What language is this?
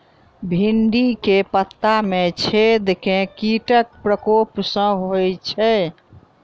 Maithili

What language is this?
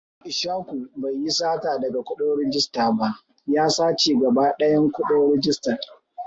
Hausa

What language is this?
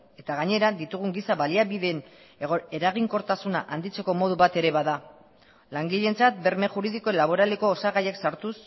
Basque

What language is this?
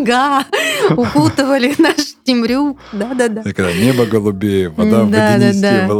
Russian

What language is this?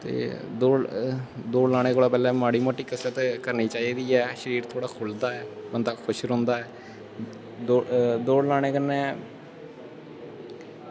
Dogri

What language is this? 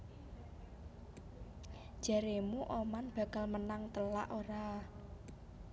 Javanese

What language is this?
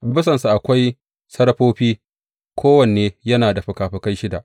Hausa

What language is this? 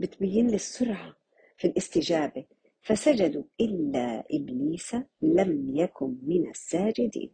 Arabic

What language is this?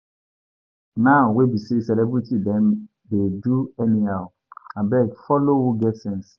Nigerian Pidgin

